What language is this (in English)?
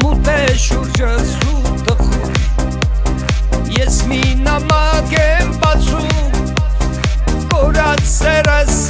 Armenian